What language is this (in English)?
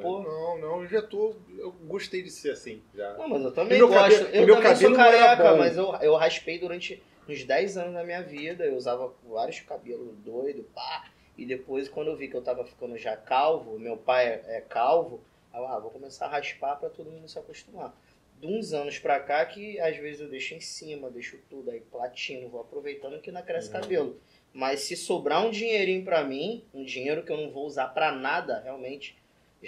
Portuguese